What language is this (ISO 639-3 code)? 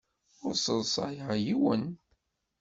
kab